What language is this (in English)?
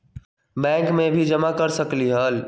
Magahi